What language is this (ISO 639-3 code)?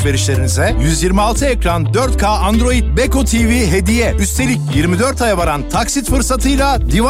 tur